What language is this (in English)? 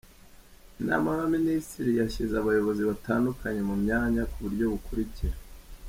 Kinyarwanda